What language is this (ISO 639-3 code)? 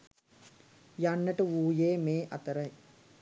sin